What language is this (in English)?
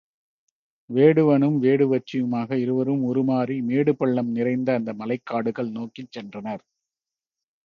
Tamil